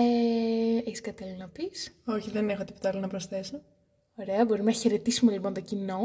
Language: Greek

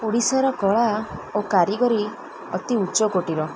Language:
Odia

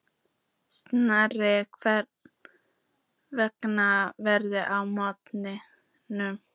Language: Icelandic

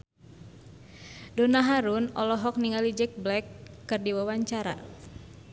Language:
Sundanese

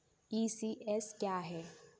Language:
Hindi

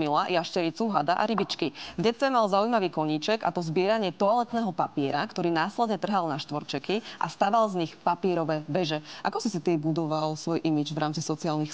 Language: Slovak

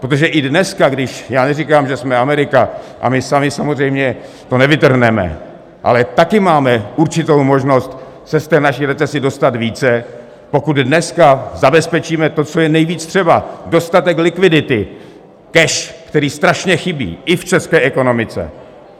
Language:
Czech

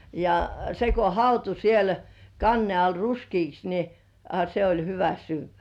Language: Finnish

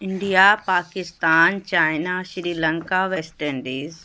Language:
Urdu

